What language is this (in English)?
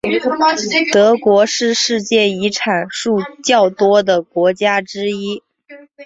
Chinese